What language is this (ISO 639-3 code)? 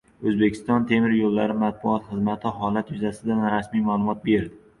uzb